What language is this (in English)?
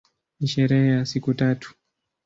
Swahili